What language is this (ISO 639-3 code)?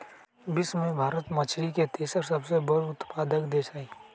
mag